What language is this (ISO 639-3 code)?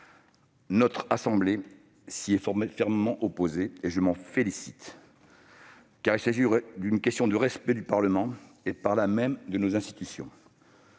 fra